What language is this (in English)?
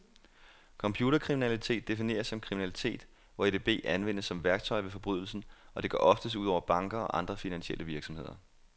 Danish